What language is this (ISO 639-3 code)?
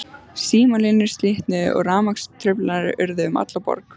isl